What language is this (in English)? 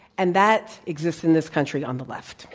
English